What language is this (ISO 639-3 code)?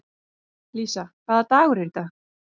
isl